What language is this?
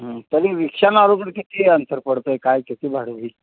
Marathi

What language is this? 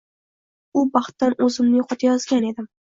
Uzbek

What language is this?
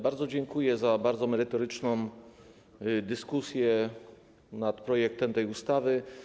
Polish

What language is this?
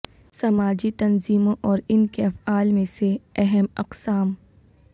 Urdu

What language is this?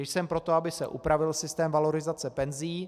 Czech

